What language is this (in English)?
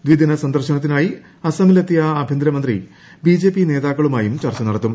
Malayalam